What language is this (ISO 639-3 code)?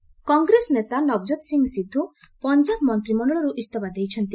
ori